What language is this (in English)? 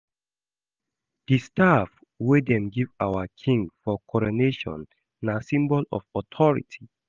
Nigerian Pidgin